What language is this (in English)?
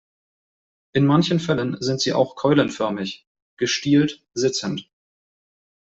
German